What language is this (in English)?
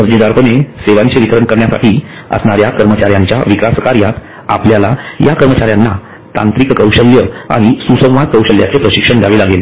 Marathi